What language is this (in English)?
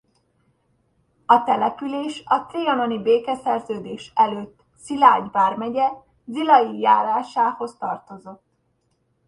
Hungarian